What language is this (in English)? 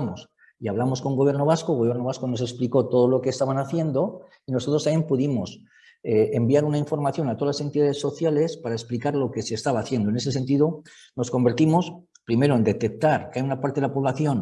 Spanish